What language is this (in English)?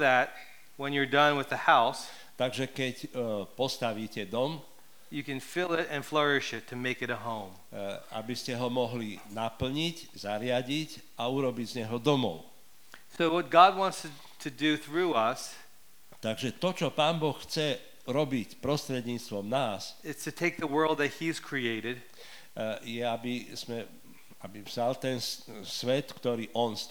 Slovak